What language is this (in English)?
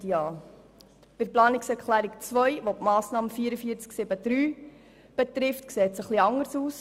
Swiss German